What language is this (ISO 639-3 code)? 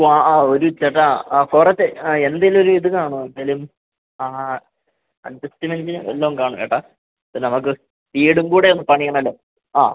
mal